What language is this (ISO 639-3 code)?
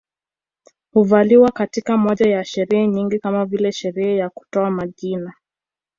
swa